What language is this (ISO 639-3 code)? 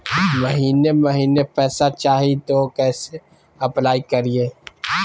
mag